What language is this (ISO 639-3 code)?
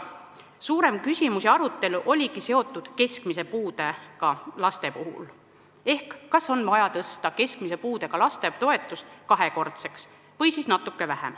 est